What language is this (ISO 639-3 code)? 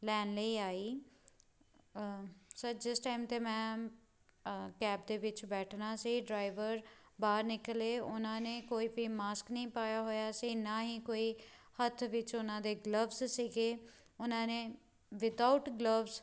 pan